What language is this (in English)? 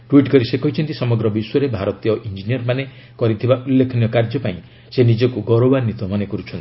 Odia